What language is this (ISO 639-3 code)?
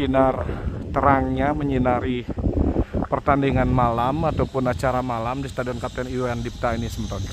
ind